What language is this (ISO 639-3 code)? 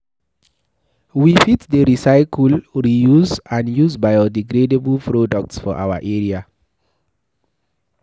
pcm